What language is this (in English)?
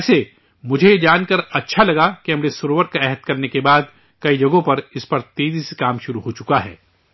Urdu